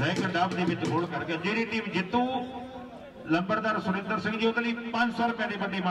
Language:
Romanian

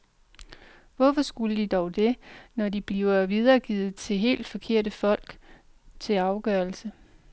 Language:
Danish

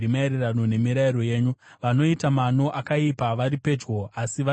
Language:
Shona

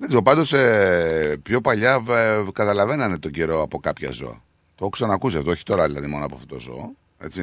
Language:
Greek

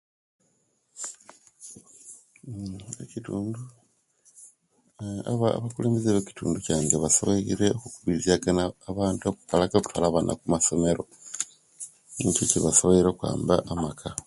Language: Kenyi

